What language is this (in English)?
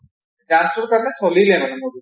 Assamese